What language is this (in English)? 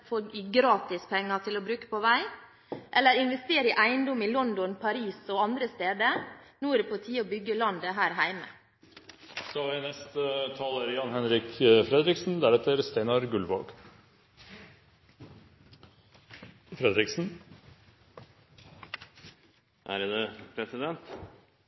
Norwegian Bokmål